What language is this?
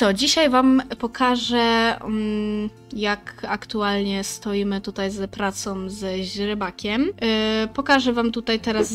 Polish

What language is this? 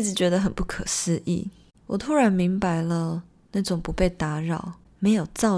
Chinese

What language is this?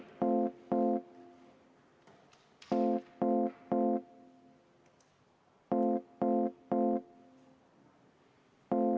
Estonian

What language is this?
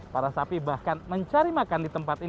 Indonesian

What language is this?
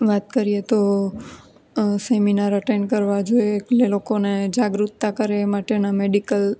Gujarati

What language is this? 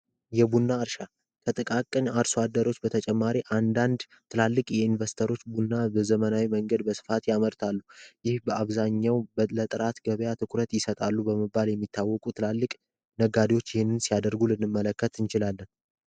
Amharic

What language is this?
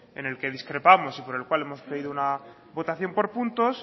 Spanish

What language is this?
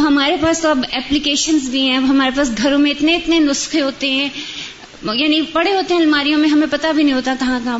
Urdu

